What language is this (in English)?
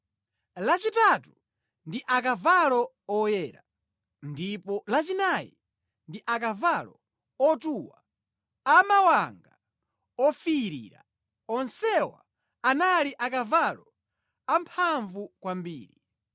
Nyanja